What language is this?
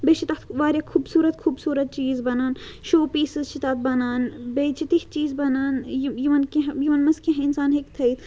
Kashmiri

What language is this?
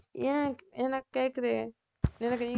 Tamil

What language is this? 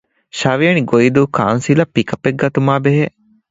Divehi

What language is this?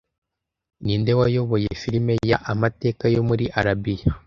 Kinyarwanda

